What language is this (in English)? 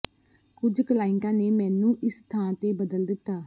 Punjabi